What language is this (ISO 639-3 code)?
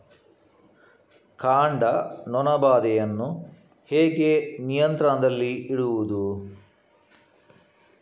kan